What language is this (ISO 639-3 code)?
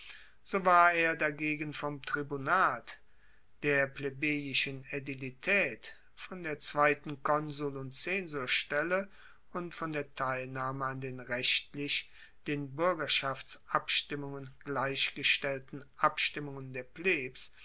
deu